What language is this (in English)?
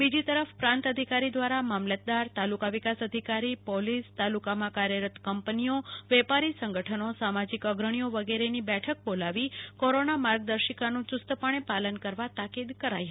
Gujarati